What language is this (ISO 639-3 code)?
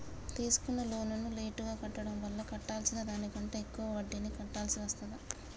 tel